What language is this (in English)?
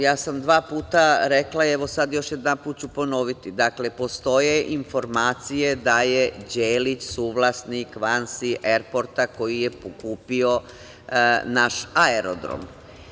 Serbian